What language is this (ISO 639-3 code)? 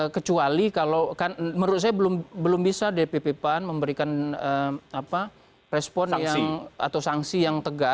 ind